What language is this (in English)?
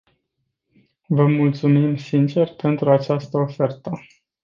Romanian